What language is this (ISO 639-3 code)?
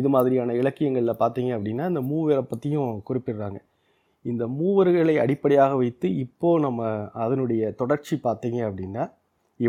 tam